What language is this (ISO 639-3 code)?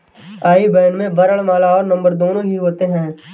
hin